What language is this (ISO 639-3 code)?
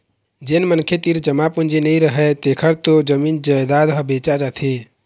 hne